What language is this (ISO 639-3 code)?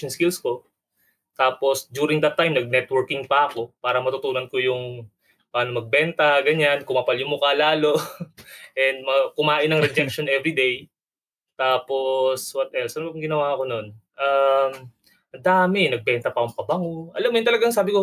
fil